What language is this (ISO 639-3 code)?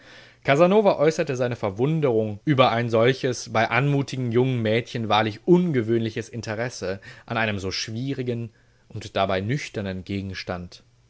deu